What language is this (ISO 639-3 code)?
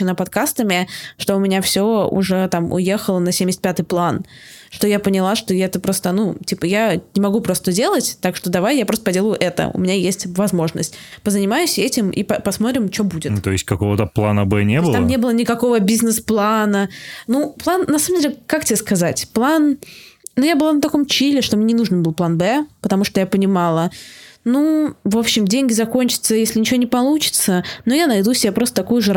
rus